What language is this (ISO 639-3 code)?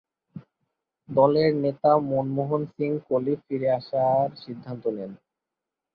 ben